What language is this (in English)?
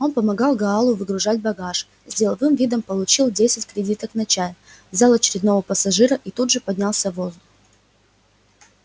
Russian